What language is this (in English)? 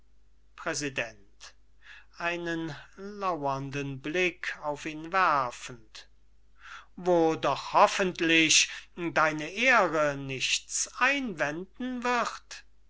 German